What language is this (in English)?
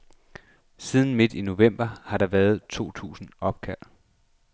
Danish